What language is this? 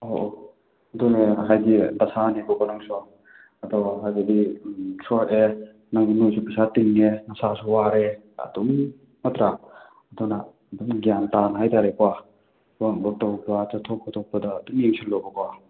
Manipuri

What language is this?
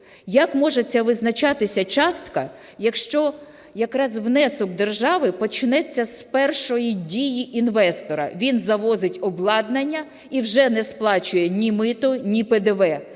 Ukrainian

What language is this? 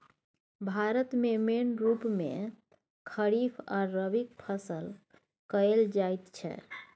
Maithili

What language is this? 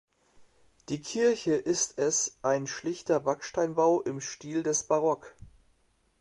German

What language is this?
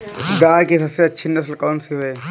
Hindi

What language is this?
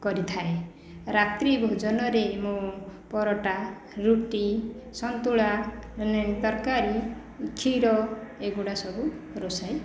Odia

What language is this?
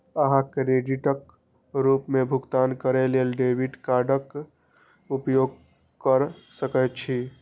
Maithili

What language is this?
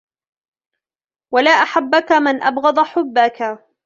Arabic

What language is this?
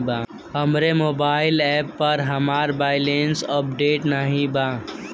Bhojpuri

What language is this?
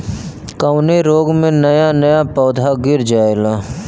Bhojpuri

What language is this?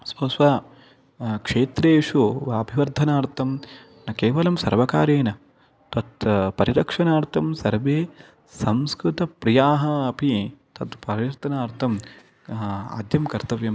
Sanskrit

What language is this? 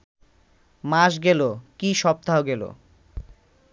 Bangla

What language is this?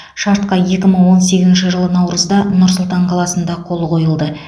Kazakh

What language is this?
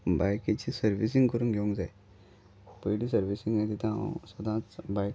Konkani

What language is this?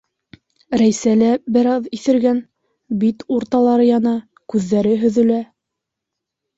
Bashkir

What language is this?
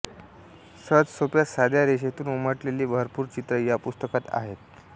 Marathi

